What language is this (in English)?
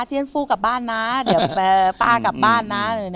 Thai